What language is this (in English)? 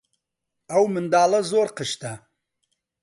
Central Kurdish